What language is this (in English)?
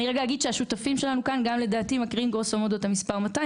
Hebrew